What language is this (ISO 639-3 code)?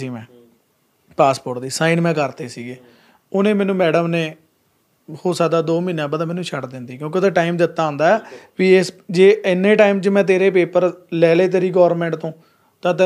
pan